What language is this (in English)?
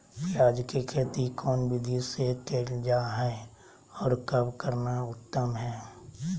Magahi